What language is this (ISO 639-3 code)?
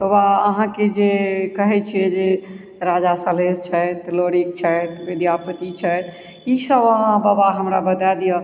mai